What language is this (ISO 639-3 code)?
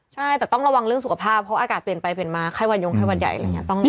tha